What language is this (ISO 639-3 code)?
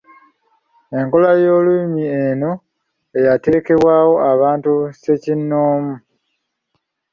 lug